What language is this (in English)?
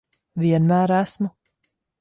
Latvian